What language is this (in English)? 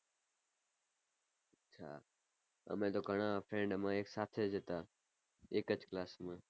Gujarati